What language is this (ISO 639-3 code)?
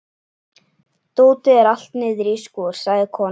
isl